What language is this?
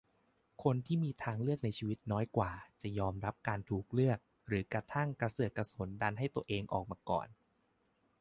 Thai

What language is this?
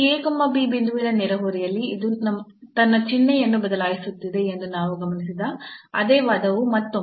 Kannada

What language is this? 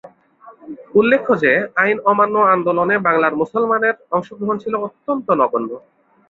Bangla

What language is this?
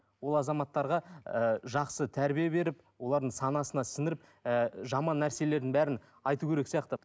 Kazakh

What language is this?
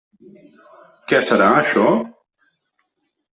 Catalan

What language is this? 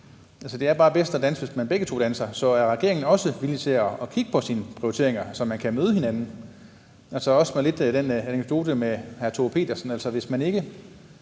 Danish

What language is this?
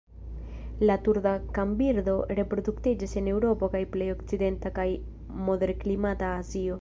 Esperanto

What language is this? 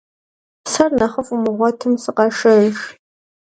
Kabardian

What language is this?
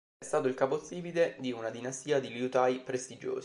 Italian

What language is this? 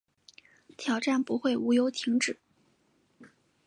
Chinese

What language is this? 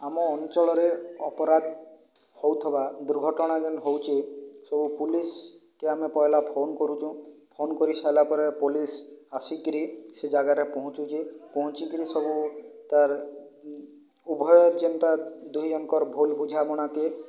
Odia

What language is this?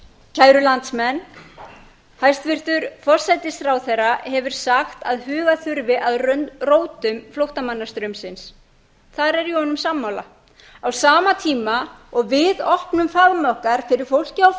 Icelandic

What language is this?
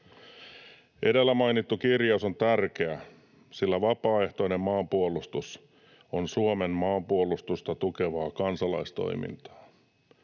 Finnish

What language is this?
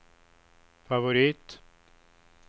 Swedish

